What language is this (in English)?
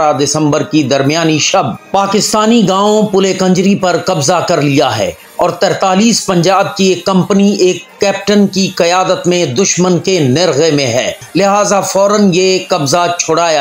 Hindi